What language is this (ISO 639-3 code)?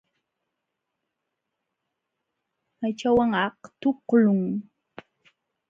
qxw